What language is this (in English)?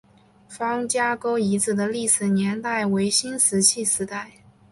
Chinese